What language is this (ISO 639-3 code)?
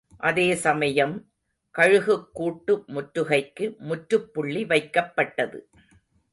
tam